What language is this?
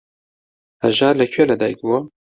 Central Kurdish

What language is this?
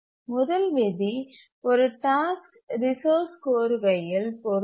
Tamil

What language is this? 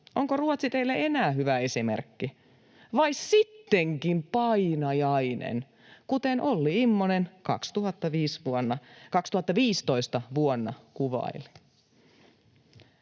Finnish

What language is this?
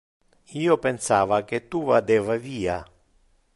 Interlingua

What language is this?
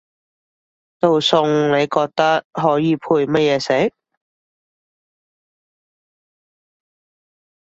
Cantonese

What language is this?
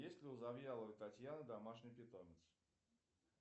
Russian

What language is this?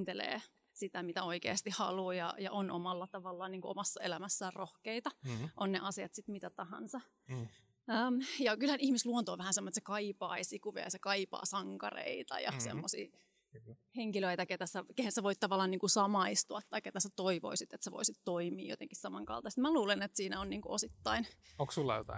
Finnish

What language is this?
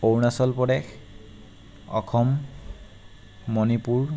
Assamese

